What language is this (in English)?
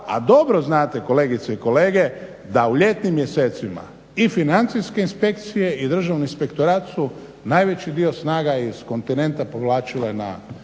Croatian